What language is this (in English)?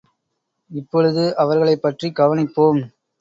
Tamil